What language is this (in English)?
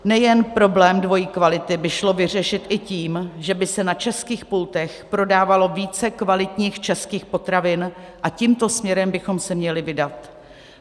Czech